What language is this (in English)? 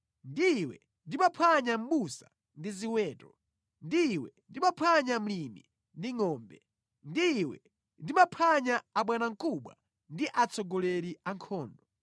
Nyanja